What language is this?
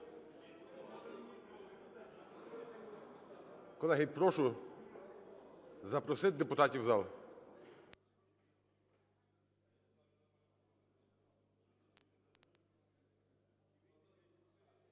Ukrainian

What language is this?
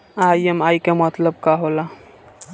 Bhojpuri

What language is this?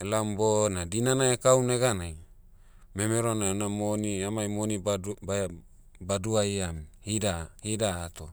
Motu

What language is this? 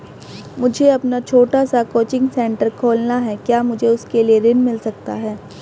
Hindi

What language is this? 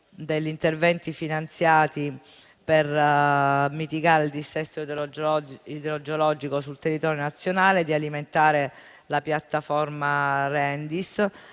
Italian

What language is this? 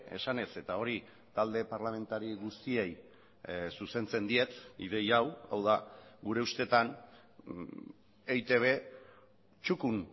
Basque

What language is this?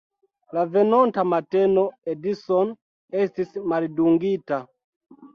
Esperanto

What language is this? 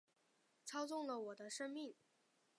Chinese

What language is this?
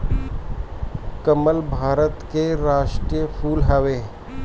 Bhojpuri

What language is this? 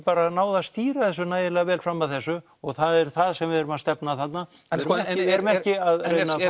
Icelandic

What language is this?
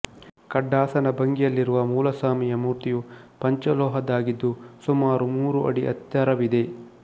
Kannada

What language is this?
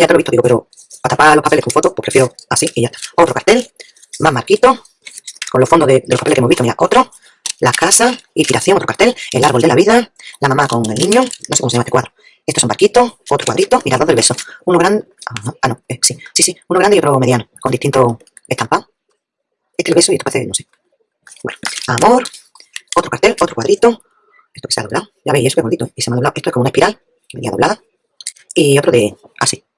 Spanish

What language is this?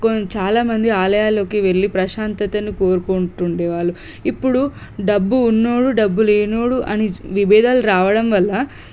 Telugu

